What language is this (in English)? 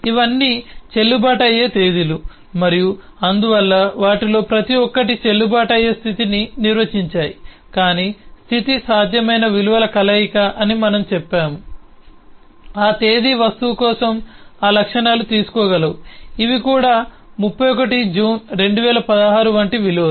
Telugu